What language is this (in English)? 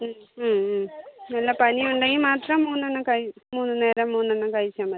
Malayalam